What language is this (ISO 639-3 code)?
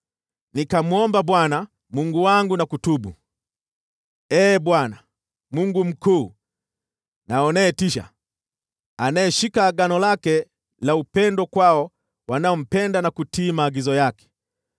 swa